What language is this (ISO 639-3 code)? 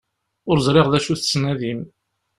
kab